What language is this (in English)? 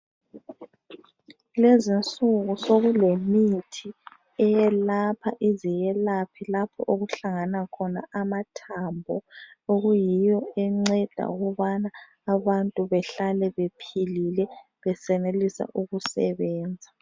North Ndebele